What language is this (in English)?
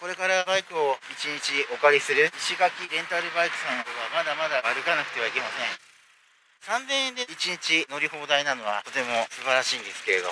Japanese